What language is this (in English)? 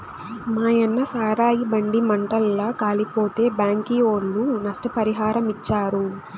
Telugu